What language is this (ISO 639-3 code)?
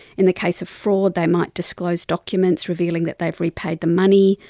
eng